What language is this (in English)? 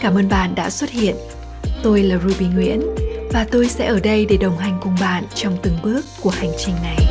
Vietnamese